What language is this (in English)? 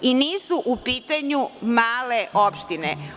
Serbian